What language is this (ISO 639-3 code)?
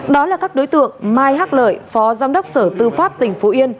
vie